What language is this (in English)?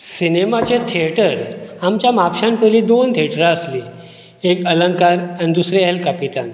Konkani